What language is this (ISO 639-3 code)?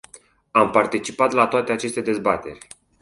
ron